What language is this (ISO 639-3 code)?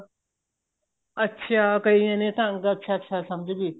pan